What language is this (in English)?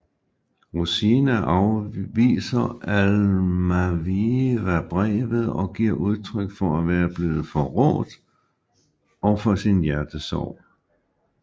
Danish